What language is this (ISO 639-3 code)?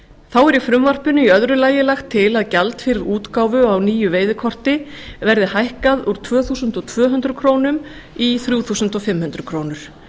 isl